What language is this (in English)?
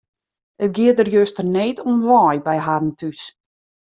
Western Frisian